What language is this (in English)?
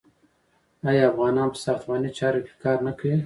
Pashto